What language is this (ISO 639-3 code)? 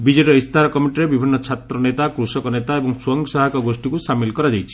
ori